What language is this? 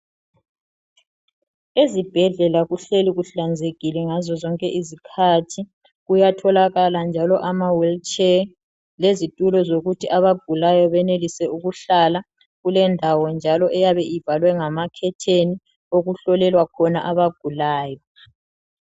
North Ndebele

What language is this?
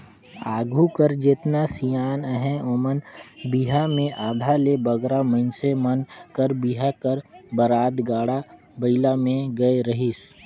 Chhattisgarhi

